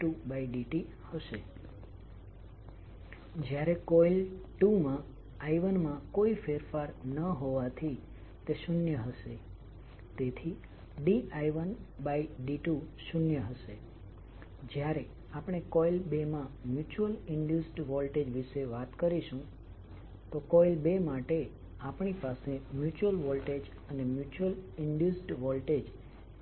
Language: Gujarati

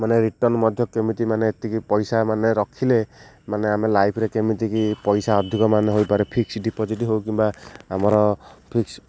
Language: Odia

